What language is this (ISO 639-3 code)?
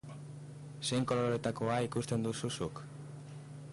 eus